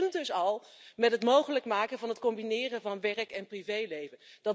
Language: Dutch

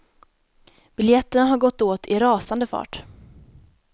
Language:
Swedish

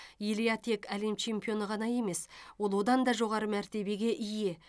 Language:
Kazakh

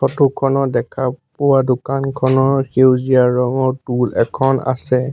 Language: Assamese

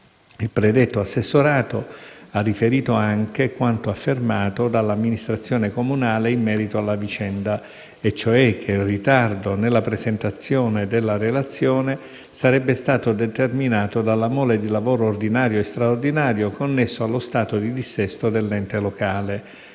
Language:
Italian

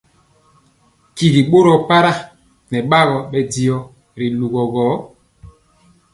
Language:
Mpiemo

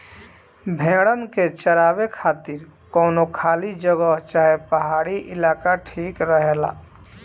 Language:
Bhojpuri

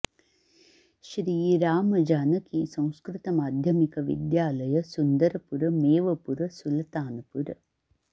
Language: Sanskrit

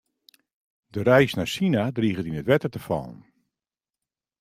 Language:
Western Frisian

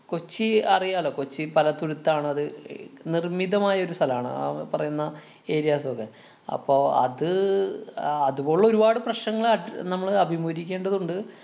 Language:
Malayalam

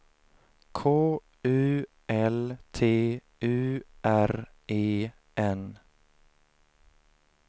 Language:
Swedish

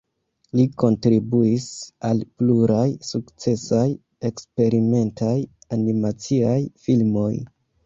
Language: Esperanto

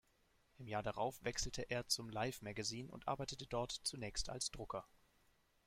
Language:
German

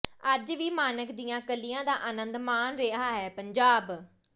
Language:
Punjabi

